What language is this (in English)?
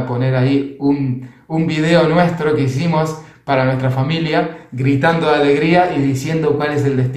Spanish